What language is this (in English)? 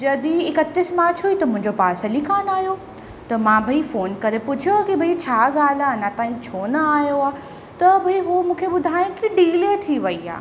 Sindhi